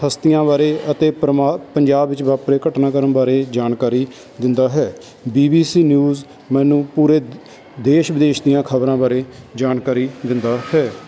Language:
Punjabi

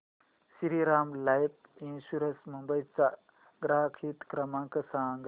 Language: Marathi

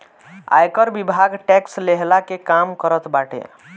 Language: Bhojpuri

